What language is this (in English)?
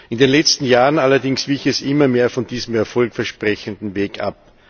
German